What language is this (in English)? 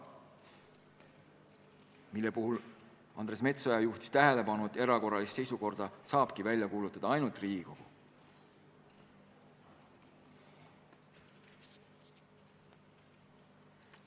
Estonian